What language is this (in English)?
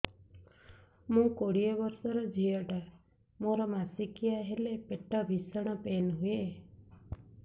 Odia